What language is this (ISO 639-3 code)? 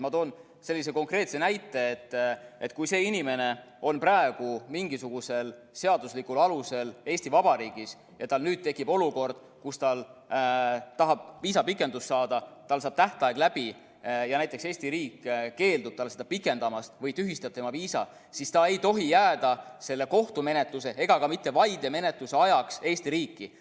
est